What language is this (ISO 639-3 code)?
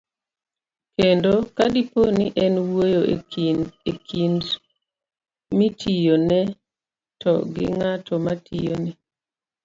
luo